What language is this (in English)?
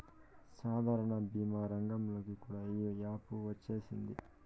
Telugu